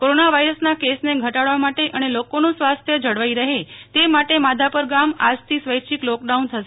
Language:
Gujarati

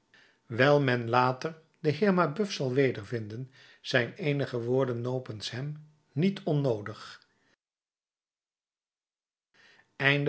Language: Dutch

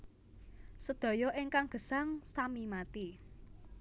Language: Javanese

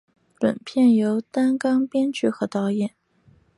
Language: Chinese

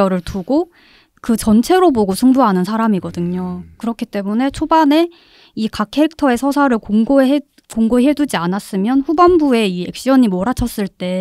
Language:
Korean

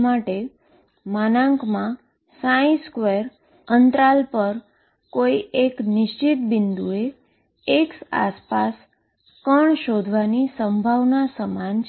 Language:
Gujarati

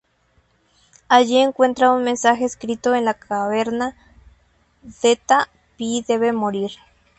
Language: Spanish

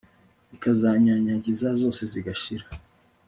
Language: Kinyarwanda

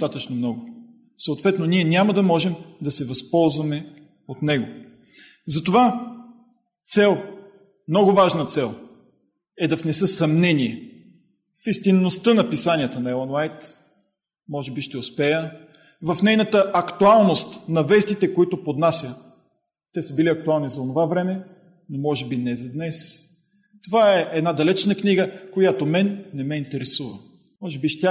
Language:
Bulgarian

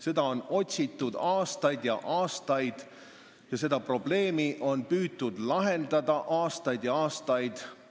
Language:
Estonian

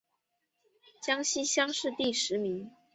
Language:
Chinese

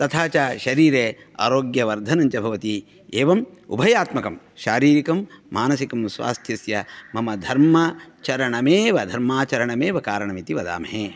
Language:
Sanskrit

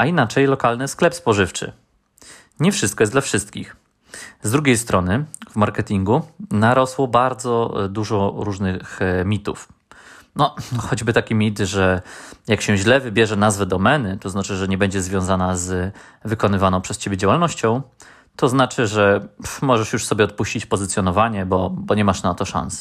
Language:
Polish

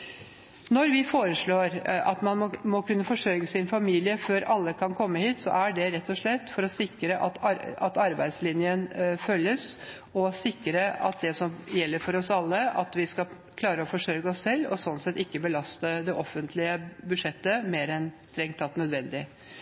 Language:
Norwegian Bokmål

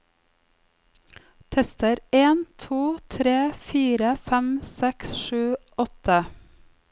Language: Norwegian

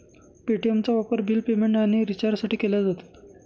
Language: Marathi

